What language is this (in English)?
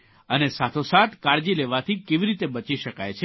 Gujarati